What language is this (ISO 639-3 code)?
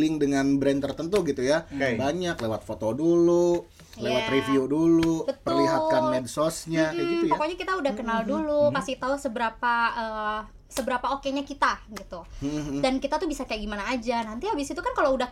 ind